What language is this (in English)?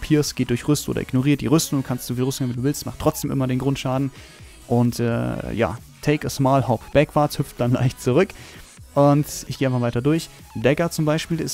German